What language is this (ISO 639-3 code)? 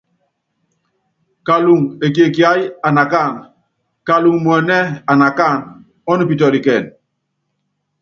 yav